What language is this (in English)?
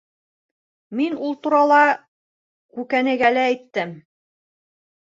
Bashkir